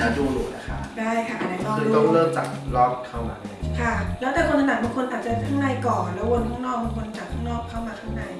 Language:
Thai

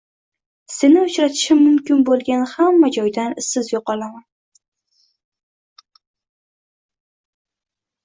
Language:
Uzbek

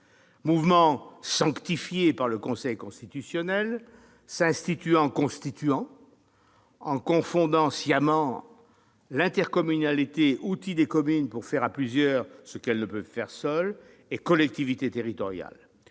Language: French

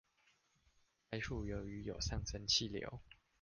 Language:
Chinese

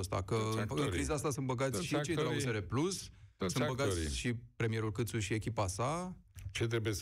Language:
Romanian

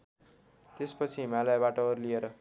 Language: Nepali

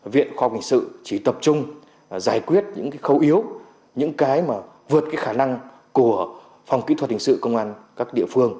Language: Vietnamese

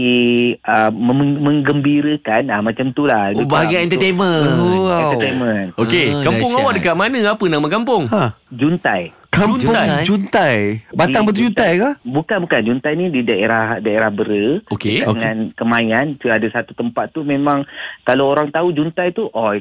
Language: Malay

